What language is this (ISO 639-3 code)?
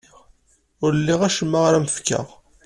kab